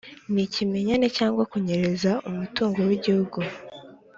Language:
Kinyarwanda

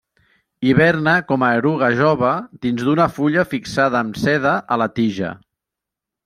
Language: Catalan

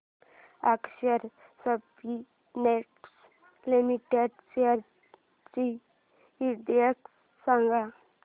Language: Marathi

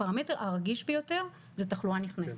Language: Hebrew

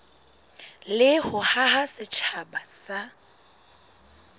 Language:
Southern Sotho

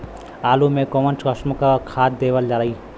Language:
Bhojpuri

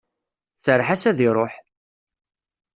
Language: Kabyle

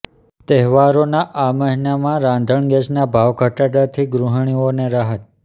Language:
Gujarati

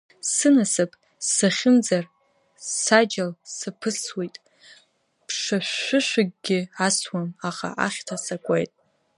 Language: Abkhazian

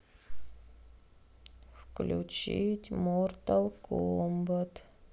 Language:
Russian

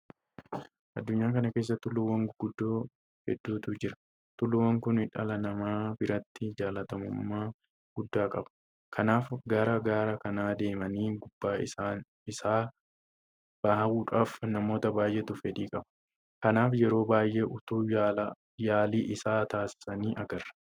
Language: Oromo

